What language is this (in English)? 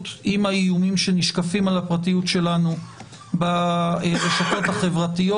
Hebrew